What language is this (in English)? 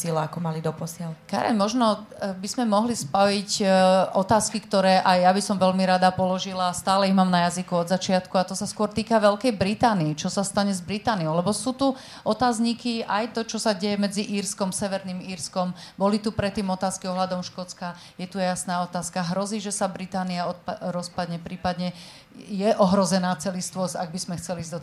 Slovak